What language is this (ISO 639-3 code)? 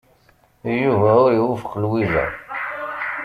kab